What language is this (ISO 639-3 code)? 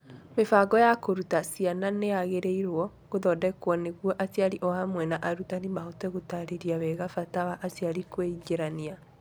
kik